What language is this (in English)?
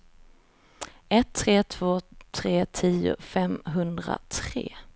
Swedish